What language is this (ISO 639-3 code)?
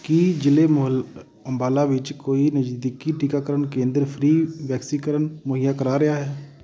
pan